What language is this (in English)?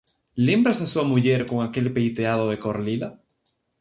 Galician